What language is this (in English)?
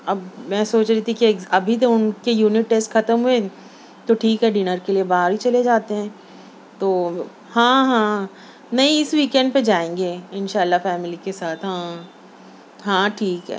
Urdu